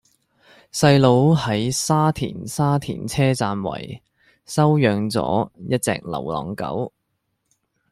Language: Cantonese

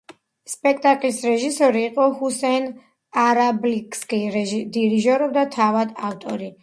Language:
Georgian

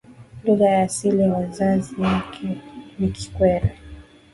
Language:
Swahili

